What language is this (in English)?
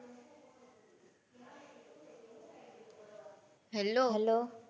Gujarati